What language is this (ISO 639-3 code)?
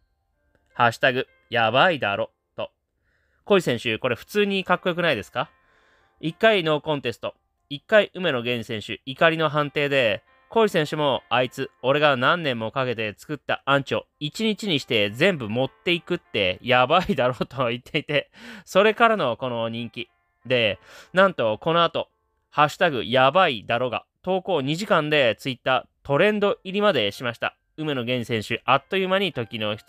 jpn